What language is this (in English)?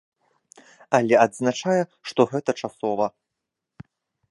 Belarusian